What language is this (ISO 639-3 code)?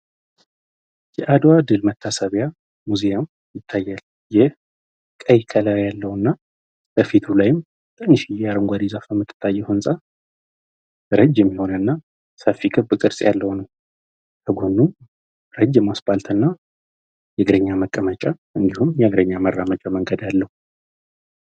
amh